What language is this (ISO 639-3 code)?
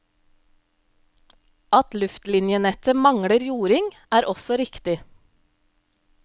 nor